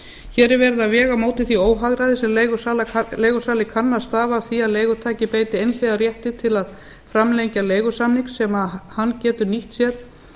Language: Icelandic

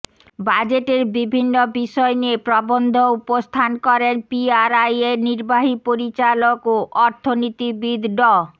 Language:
Bangla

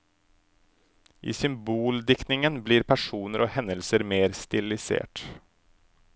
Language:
Norwegian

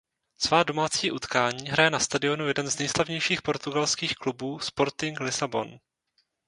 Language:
Czech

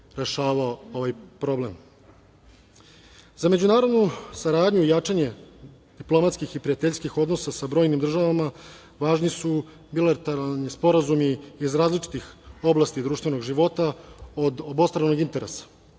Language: Serbian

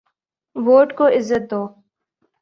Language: Urdu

